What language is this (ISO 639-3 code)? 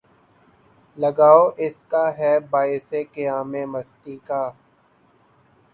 urd